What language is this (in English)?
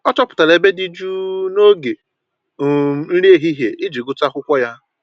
Igbo